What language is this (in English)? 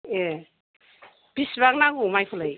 Bodo